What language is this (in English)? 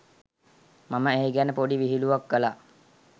Sinhala